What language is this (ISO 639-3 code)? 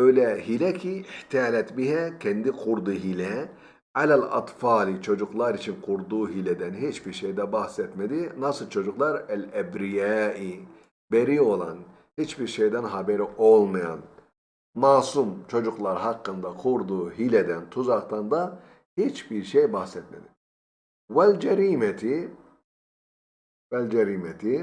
tur